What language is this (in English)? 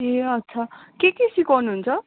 Nepali